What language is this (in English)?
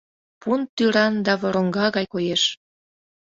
Mari